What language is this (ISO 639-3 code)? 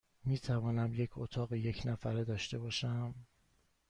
fas